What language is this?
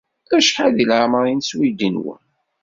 Kabyle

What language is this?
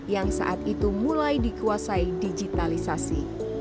Indonesian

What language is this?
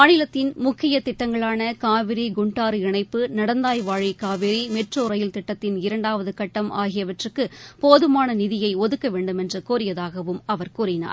Tamil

